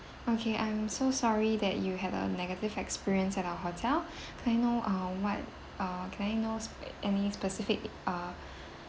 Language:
English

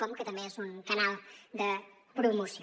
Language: Catalan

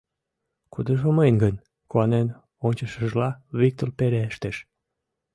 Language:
Mari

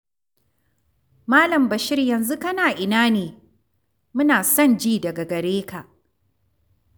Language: Hausa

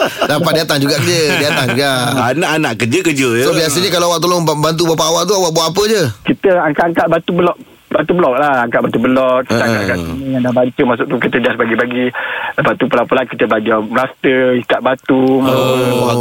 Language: Malay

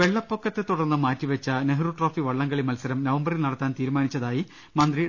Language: Malayalam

